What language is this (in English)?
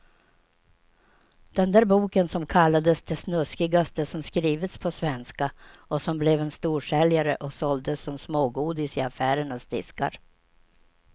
Swedish